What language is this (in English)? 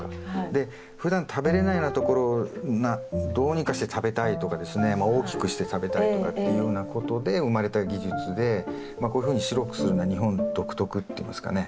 Japanese